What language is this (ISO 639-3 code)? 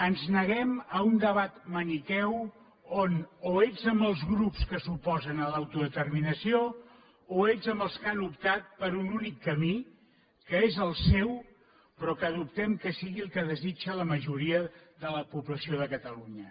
cat